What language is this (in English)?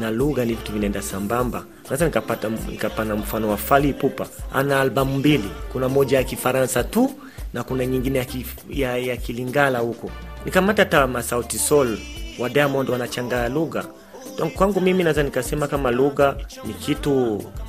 Swahili